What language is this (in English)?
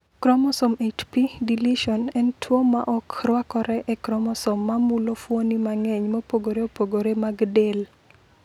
Luo (Kenya and Tanzania)